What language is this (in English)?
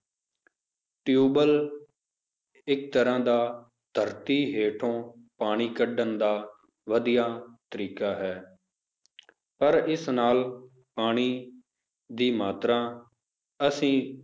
Punjabi